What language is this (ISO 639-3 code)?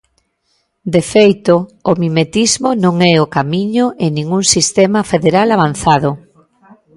glg